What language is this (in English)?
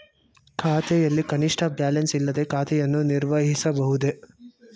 Kannada